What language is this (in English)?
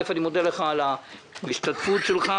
Hebrew